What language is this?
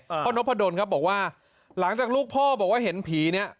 Thai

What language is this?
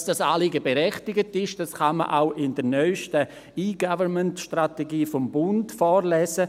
Swiss German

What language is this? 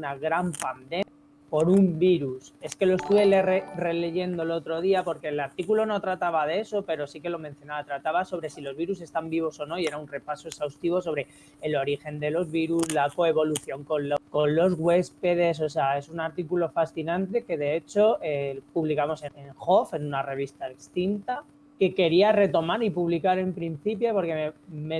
Spanish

